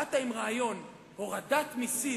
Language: Hebrew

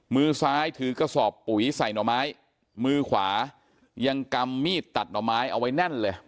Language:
Thai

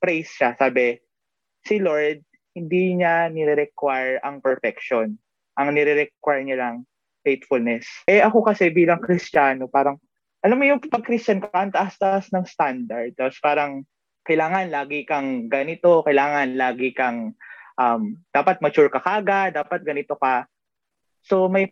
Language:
Filipino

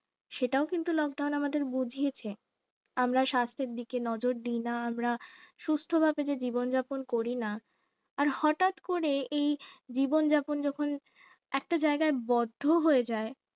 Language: Bangla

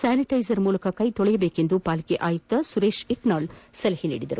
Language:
Kannada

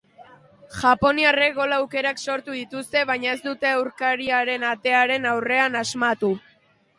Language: Basque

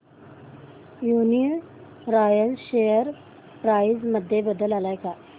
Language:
Marathi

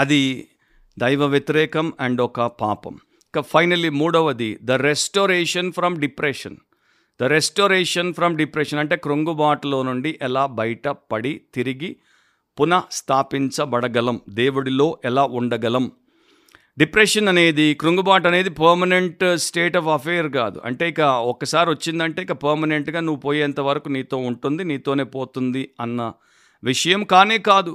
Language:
Telugu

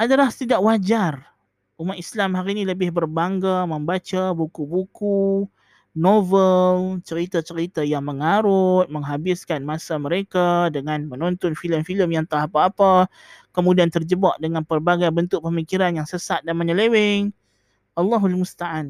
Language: Malay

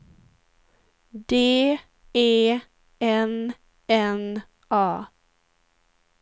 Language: Swedish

